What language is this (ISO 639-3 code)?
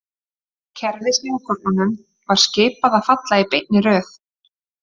isl